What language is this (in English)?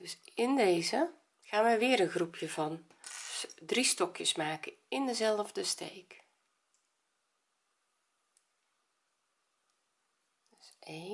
Dutch